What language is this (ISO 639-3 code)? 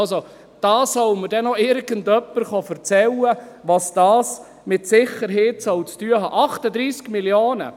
gsw